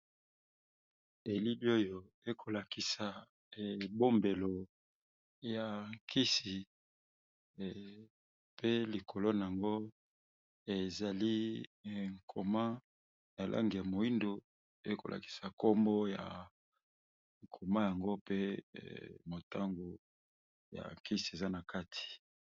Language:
Lingala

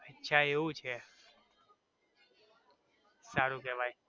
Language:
Gujarati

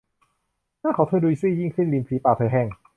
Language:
Thai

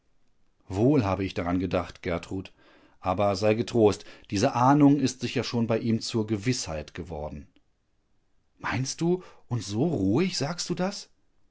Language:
German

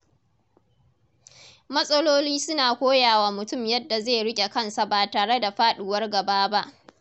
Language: Hausa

